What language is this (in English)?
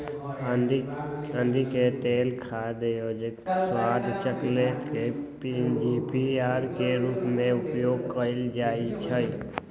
Magahi